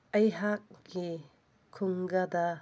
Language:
Manipuri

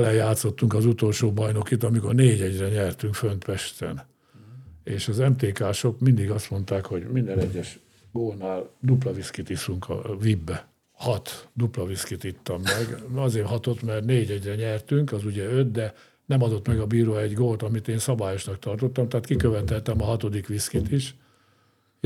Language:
Hungarian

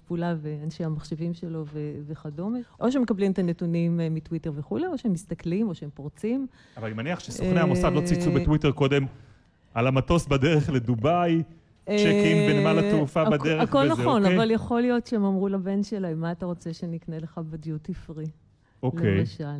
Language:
Hebrew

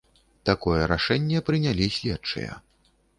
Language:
Belarusian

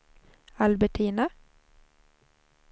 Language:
Swedish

